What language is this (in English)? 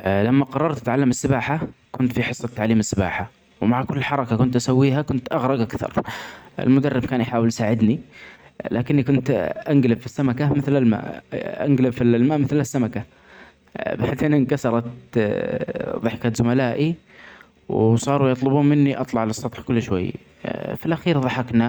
Omani Arabic